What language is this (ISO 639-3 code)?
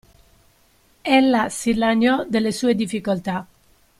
ita